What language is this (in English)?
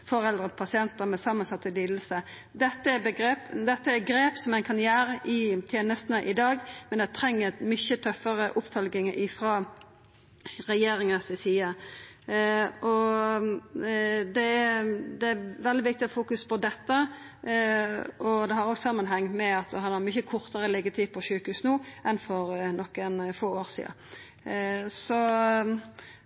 Norwegian Nynorsk